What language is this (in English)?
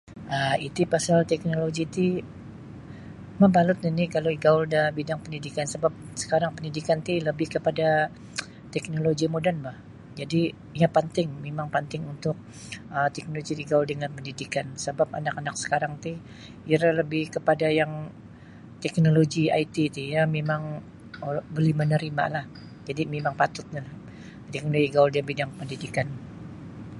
Sabah Bisaya